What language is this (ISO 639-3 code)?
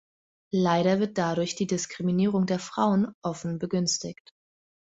deu